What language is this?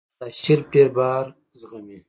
Pashto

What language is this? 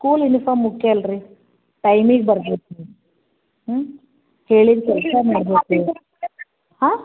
Kannada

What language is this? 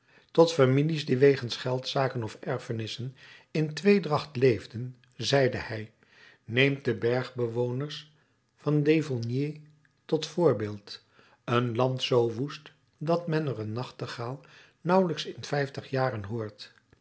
Dutch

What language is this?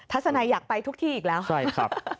Thai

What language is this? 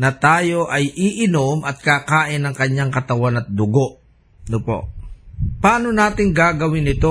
Filipino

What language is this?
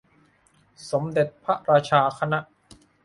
Thai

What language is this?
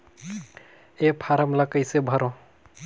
Chhattisgarhi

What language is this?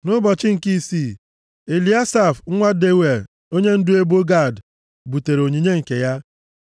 Igbo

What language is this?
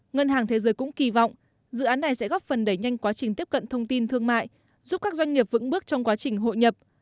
Vietnamese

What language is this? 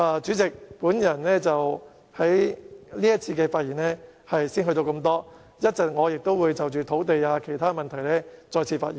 Cantonese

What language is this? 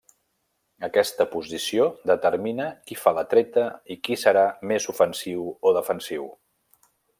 Catalan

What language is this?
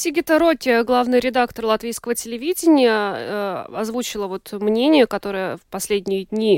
Russian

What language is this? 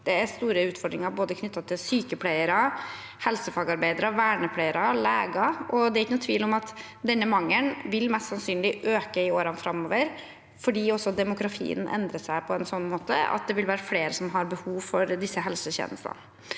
Norwegian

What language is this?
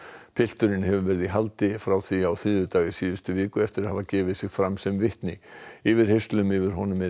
Icelandic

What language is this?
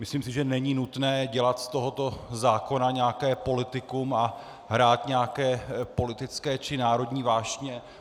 Czech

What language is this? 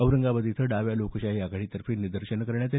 Marathi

